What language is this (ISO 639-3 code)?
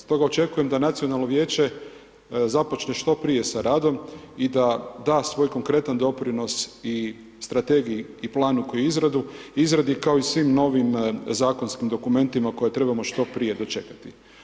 hrv